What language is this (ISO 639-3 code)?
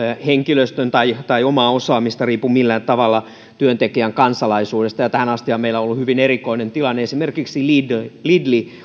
fin